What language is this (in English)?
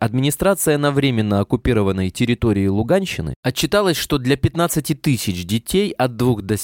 Russian